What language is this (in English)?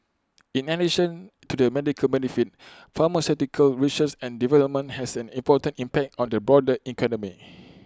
English